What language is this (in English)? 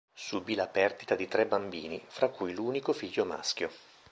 Italian